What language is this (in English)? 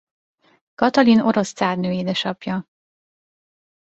Hungarian